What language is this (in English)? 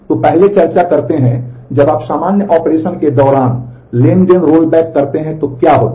Hindi